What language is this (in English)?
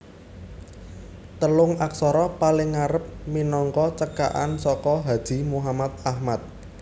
Javanese